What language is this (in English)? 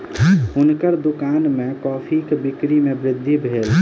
Maithili